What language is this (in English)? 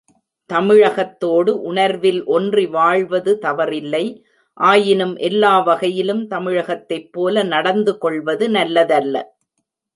Tamil